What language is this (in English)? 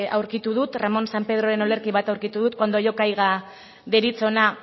Basque